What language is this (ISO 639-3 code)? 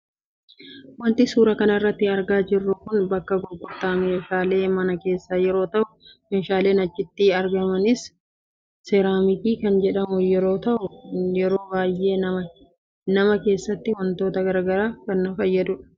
orm